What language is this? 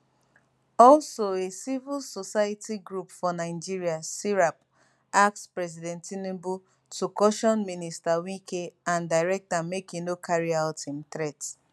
Nigerian Pidgin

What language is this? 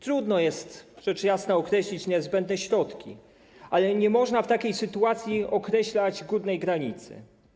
Polish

